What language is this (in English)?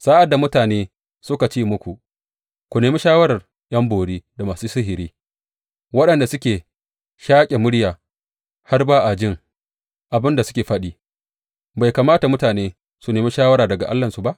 Hausa